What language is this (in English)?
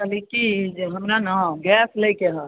Maithili